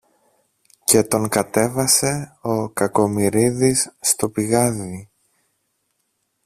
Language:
Greek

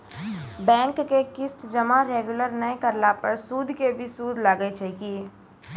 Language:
Maithili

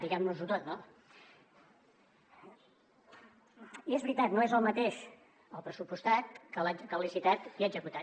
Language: Catalan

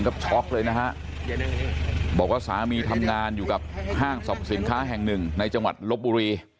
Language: Thai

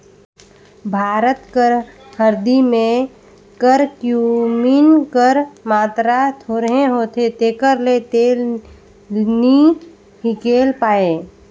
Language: Chhattisgarhi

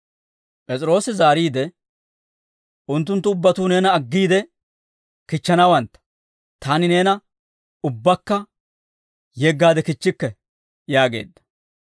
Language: Dawro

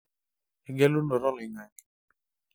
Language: Masai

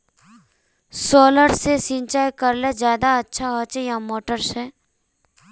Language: Magahi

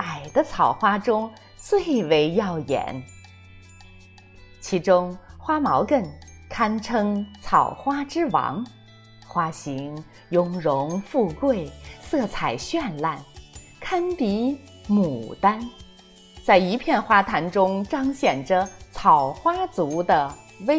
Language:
Chinese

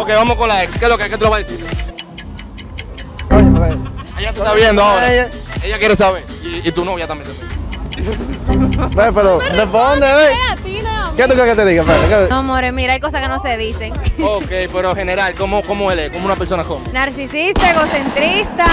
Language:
Spanish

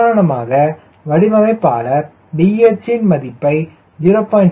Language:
Tamil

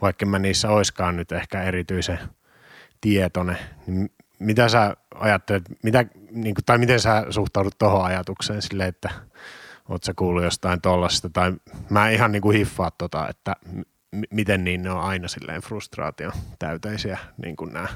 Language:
Finnish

